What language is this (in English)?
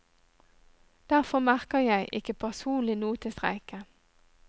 Norwegian